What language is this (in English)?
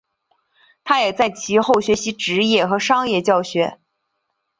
Chinese